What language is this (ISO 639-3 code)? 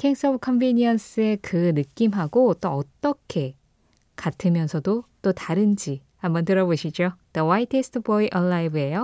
kor